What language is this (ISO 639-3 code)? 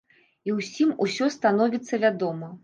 bel